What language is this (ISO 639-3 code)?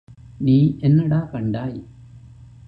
tam